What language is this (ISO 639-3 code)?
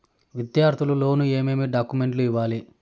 tel